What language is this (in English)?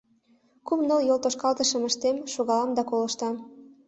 Mari